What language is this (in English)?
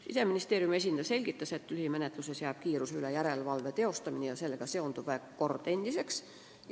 Estonian